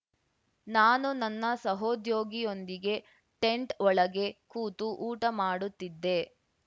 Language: Kannada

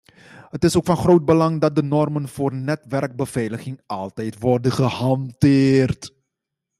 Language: Dutch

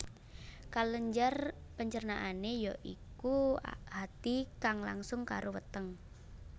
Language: Javanese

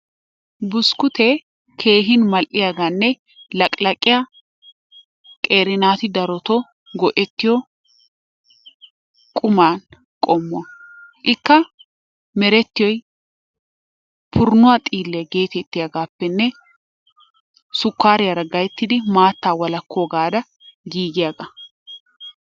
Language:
Wolaytta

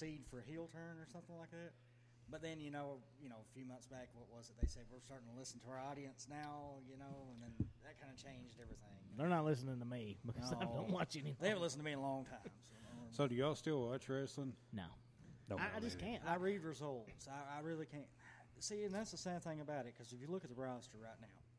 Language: English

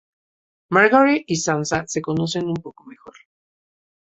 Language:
Spanish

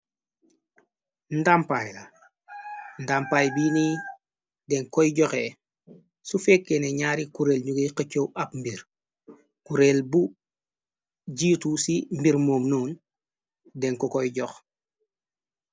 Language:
Wolof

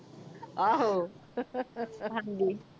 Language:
Punjabi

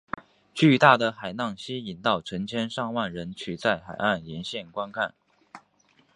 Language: Chinese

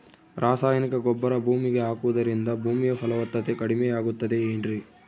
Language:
Kannada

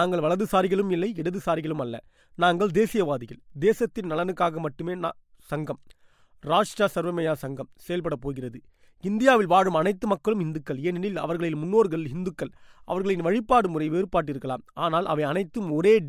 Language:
Tamil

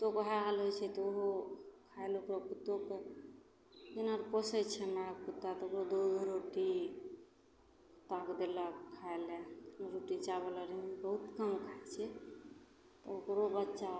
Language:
Maithili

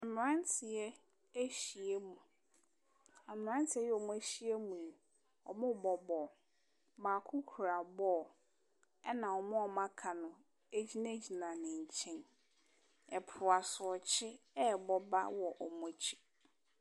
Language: Akan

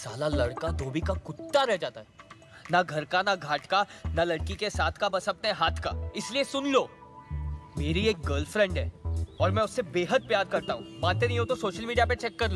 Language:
Hindi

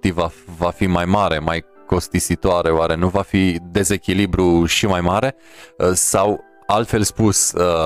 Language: Romanian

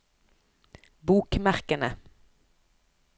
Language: Norwegian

